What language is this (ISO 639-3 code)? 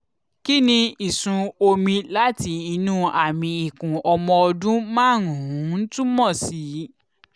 yor